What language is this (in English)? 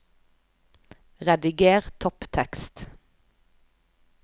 Norwegian